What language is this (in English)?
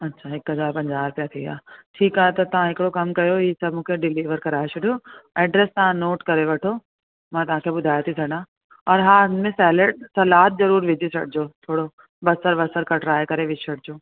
Sindhi